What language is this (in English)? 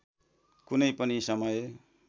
Nepali